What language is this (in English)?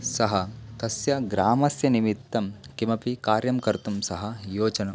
Sanskrit